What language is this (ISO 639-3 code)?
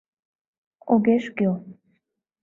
chm